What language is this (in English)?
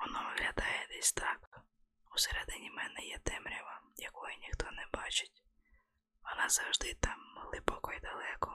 Ukrainian